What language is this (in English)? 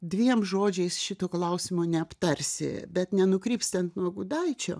Lithuanian